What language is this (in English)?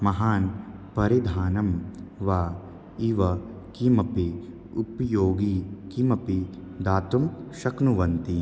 Sanskrit